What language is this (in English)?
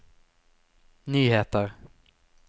Norwegian